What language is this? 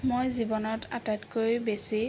Assamese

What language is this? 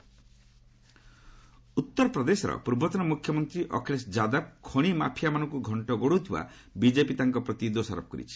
Odia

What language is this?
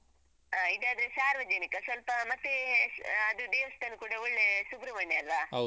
Kannada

